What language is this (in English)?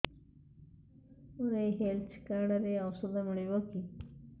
Odia